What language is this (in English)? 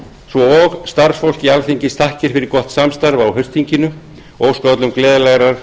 Icelandic